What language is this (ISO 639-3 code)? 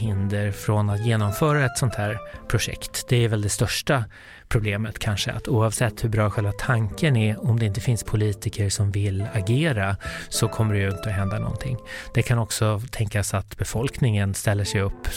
swe